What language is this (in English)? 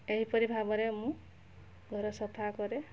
Odia